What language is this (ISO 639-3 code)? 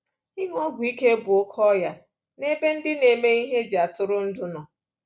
ibo